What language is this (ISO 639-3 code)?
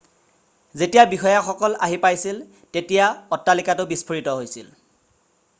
asm